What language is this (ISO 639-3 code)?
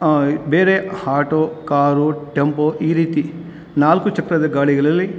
kan